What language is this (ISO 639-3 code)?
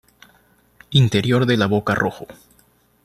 spa